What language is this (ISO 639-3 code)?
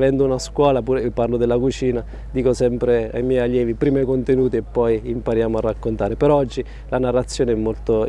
ita